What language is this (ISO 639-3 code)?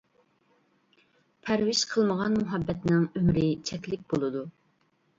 uig